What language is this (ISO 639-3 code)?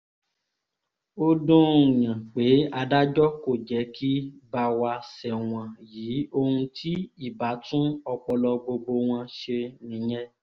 yor